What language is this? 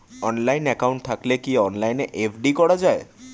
Bangla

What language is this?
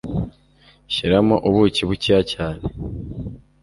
Kinyarwanda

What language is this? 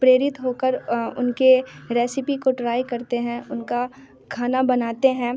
Hindi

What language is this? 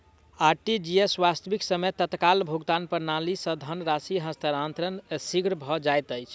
Maithili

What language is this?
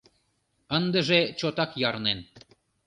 Mari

